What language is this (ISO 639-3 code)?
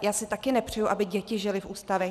ces